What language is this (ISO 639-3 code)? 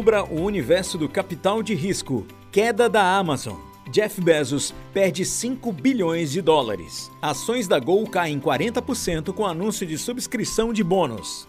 por